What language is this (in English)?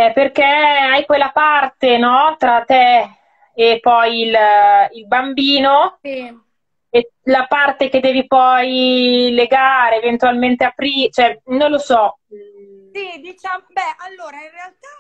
Italian